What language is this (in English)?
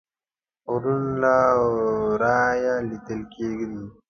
Pashto